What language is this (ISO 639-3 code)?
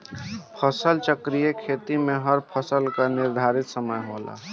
bho